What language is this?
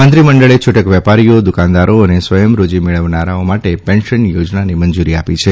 Gujarati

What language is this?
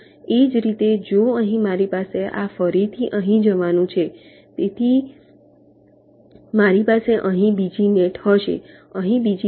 Gujarati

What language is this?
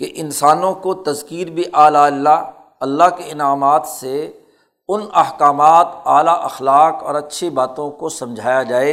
Urdu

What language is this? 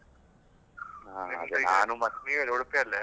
Kannada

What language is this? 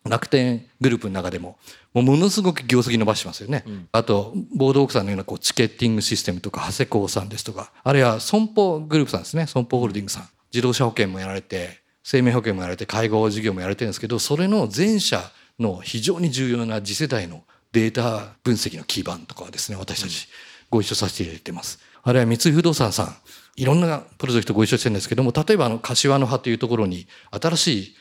Japanese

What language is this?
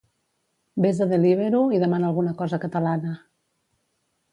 Catalan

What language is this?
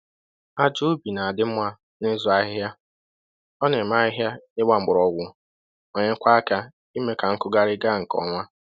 Igbo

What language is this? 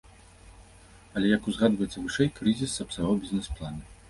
Belarusian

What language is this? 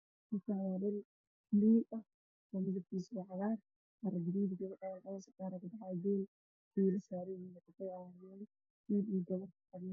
Somali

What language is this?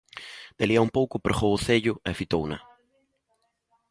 Galician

